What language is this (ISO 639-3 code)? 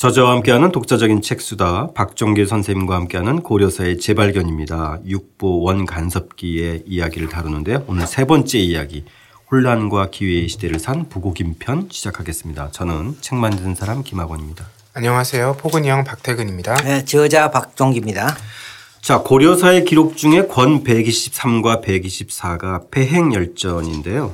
kor